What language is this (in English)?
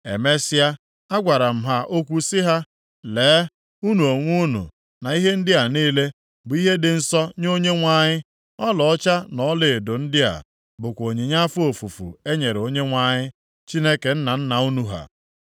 Igbo